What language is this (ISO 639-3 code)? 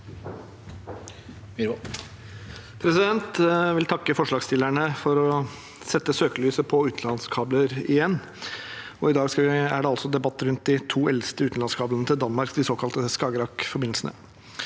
nor